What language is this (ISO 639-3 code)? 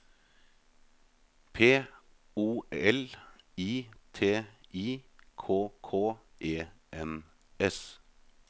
nor